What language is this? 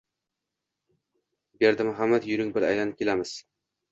Uzbek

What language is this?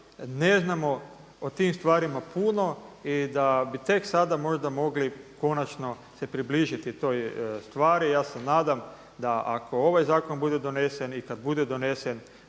Croatian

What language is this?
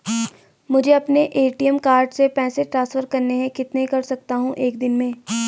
Hindi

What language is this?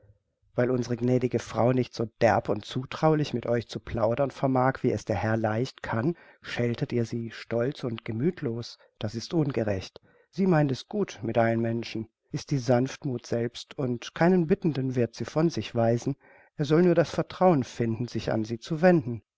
German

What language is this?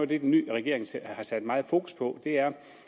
Danish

